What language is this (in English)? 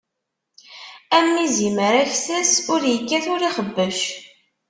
Kabyle